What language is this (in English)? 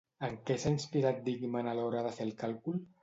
Catalan